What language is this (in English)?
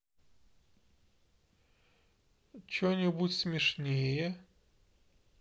Russian